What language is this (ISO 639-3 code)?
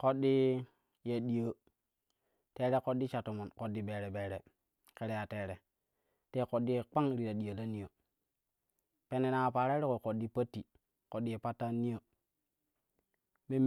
kuh